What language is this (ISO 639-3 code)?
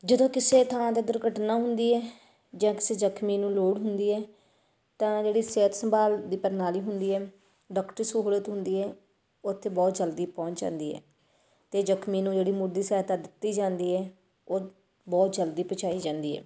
pan